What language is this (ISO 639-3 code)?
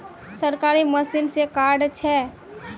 mag